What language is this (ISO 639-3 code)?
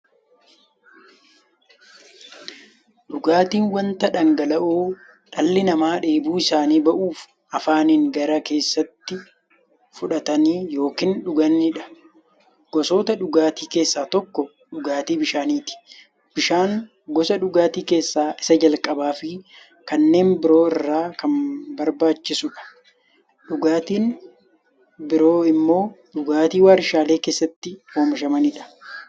orm